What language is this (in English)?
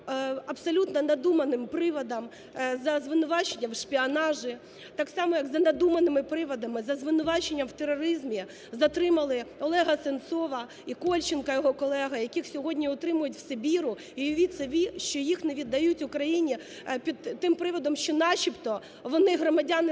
Ukrainian